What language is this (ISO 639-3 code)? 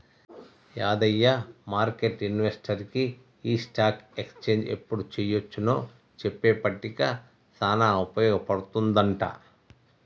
tel